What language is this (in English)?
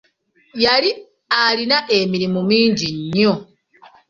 Ganda